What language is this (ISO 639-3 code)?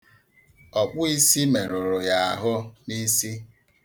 ibo